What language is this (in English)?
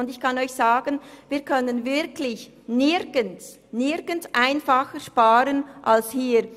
Swiss German